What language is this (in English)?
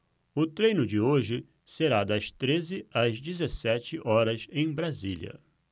Portuguese